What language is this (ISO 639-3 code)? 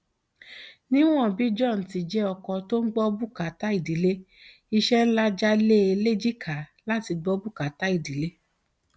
yor